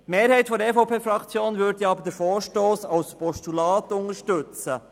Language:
Swiss German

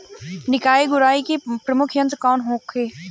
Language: Bhojpuri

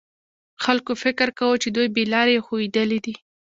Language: Pashto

